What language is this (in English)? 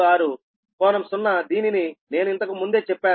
Telugu